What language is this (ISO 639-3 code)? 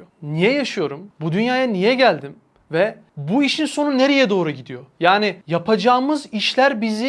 tur